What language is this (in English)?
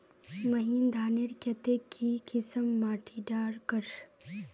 Magahi